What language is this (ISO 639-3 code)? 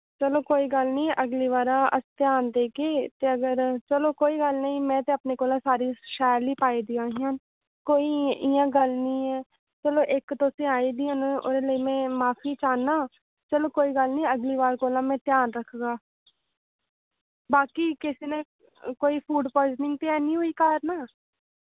doi